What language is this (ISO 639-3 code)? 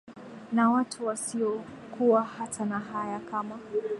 swa